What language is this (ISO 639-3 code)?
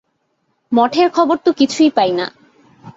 ben